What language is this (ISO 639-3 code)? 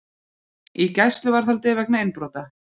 isl